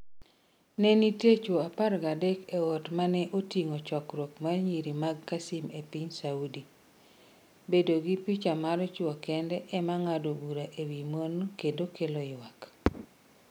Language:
Luo (Kenya and Tanzania)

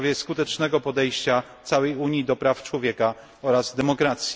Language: Polish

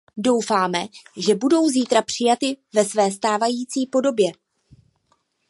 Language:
Czech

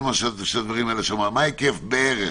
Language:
Hebrew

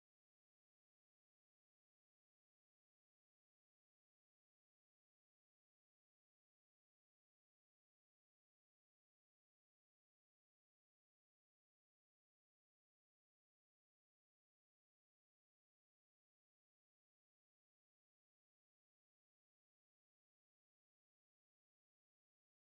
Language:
Polish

